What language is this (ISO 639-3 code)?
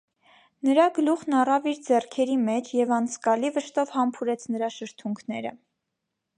hye